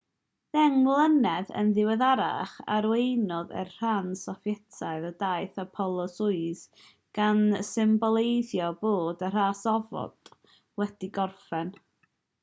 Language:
Welsh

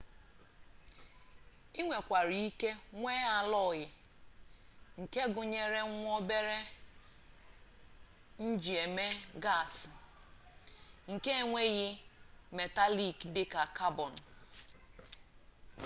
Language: Igbo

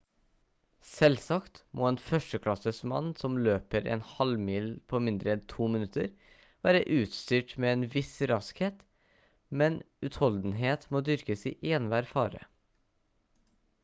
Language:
Norwegian Bokmål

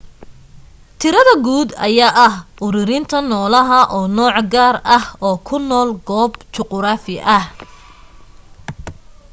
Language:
Somali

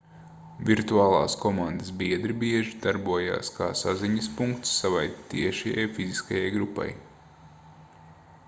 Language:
Latvian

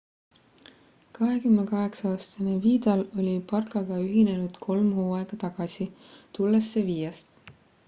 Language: Estonian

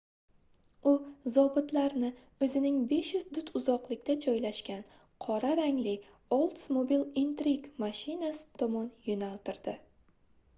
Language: Uzbek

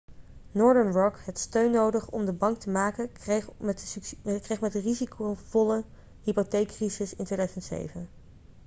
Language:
Dutch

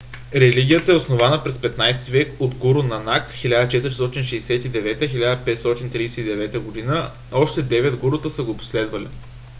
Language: Bulgarian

